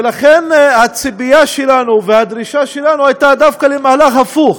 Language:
Hebrew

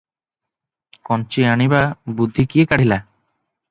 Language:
Odia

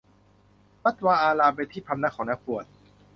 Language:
Thai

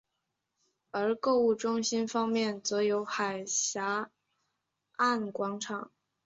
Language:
Chinese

